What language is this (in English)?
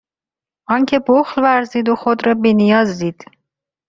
Persian